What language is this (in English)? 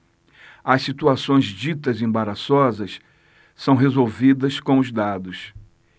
Portuguese